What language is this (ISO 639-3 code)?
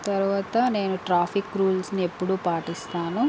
tel